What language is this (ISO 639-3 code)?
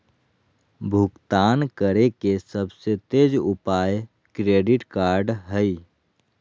mag